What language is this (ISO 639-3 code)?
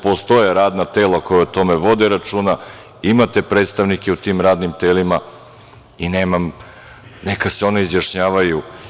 srp